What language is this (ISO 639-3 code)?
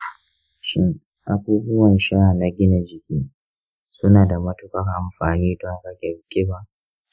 hau